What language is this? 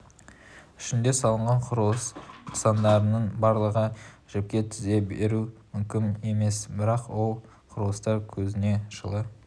Kazakh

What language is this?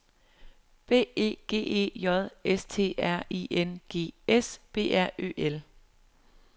Danish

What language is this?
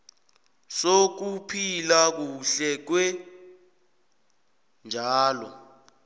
South Ndebele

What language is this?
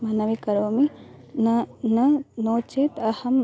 Sanskrit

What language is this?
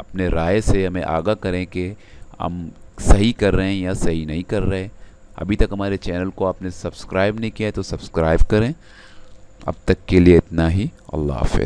Hindi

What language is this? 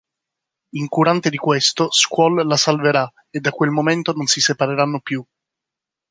Italian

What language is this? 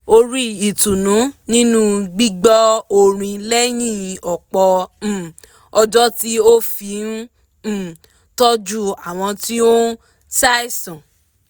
Yoruba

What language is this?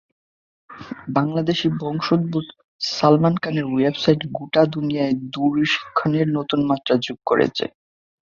Bangla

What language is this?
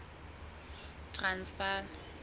Southern Sotho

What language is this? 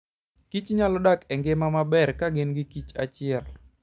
Luo (Kenya and Tanzania)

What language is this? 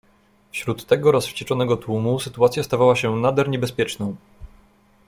Polish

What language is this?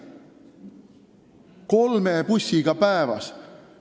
Estonian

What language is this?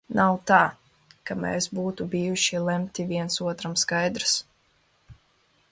Latvian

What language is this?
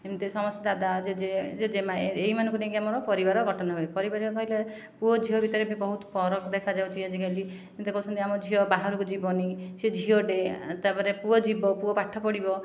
Odia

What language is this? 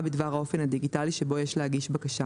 Hebrew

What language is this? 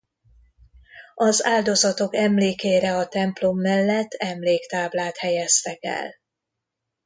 Hungarian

